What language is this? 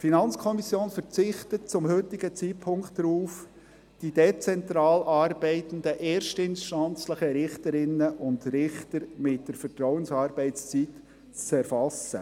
Swiss German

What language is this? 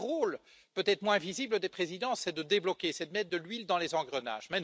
French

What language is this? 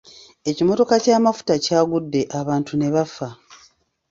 Ganda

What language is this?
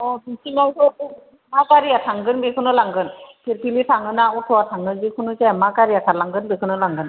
Bodo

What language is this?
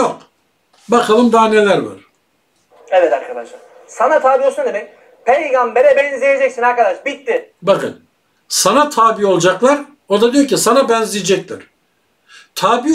Turkish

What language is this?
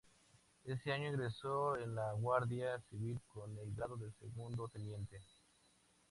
Spanish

